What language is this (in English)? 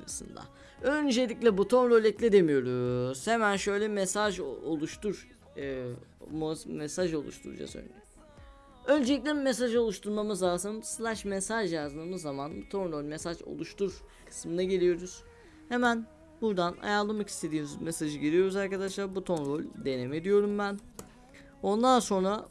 Turkish